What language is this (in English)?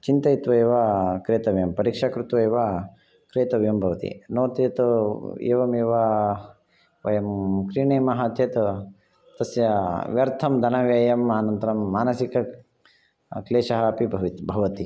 Sanskrit